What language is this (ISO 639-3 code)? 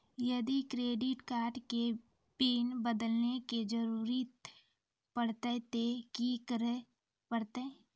mai